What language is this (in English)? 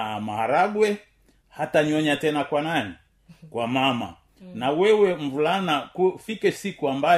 Swahili